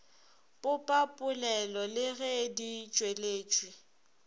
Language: Northern Sotho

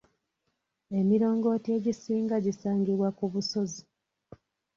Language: Ganda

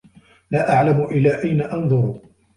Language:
Arabic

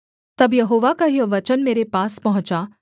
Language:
Hindi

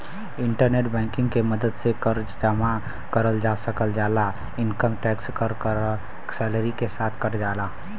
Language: Bhojpuri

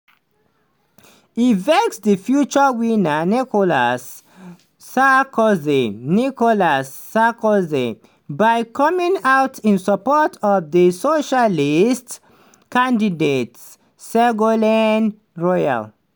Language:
Nigerian Pidgin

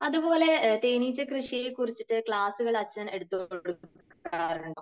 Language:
Malayalam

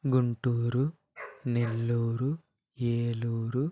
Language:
Telugu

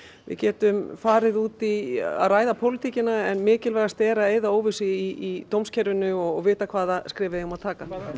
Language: Icelandic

